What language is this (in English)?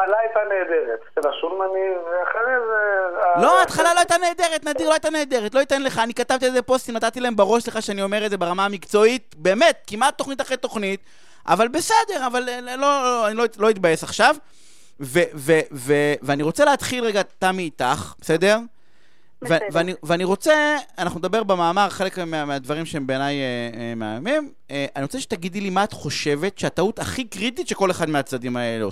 Hebrew